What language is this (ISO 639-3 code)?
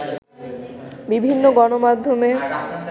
ben